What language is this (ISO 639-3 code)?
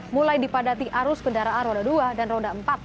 ind